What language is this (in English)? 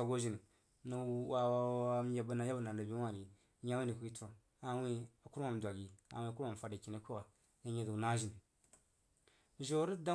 Jiba